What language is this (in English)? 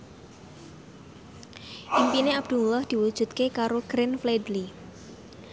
Javanese